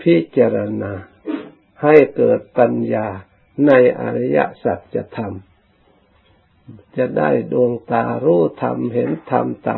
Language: Thai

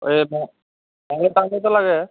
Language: Assamese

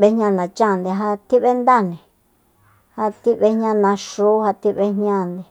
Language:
Soyaltepec Mazatec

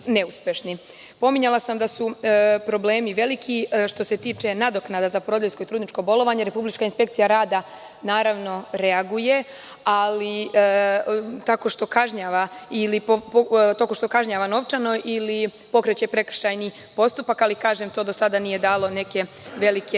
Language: Serbian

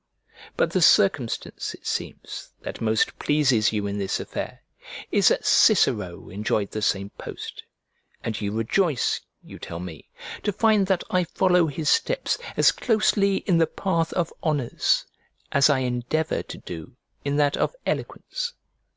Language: English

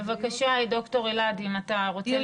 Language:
Hebrew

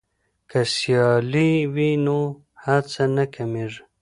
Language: Pashto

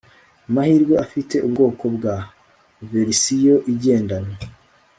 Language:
Kinyarwanda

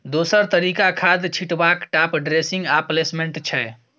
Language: Maithili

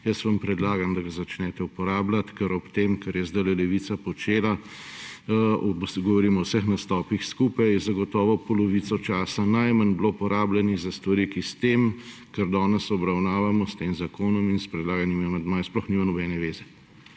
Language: Slovenian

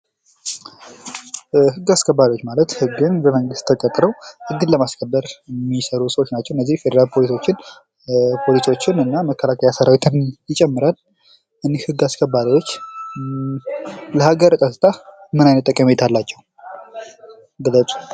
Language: Amharic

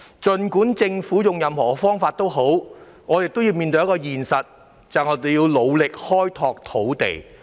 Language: Cantonese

